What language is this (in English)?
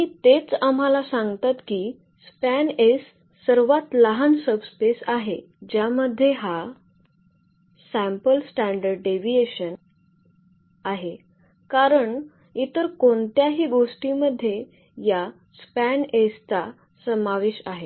Marathi